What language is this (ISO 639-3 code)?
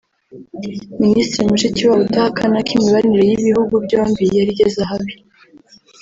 kin